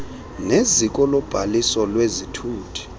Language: Xhosa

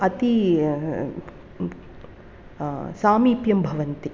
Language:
Sanskrit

